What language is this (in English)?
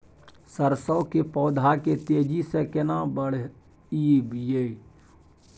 Maithili